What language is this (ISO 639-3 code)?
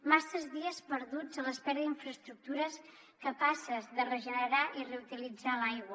cat